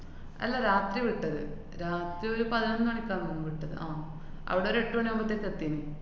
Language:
Malayalam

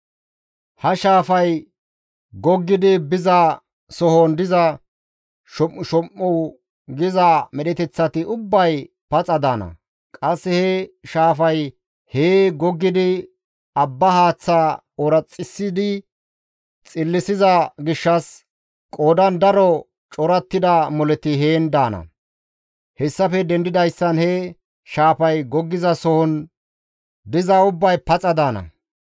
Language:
Gamo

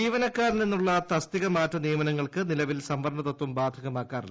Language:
Malayalam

